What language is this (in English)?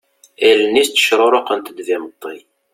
Kabyle